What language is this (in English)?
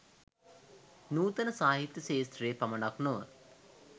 Sinhala